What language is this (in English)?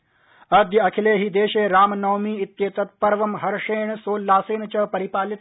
Sanskrit